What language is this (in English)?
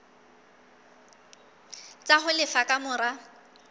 Southern Sotho